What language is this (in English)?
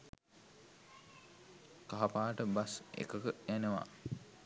Sinhala